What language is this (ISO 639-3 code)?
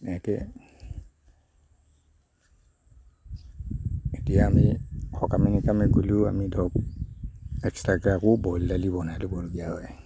asm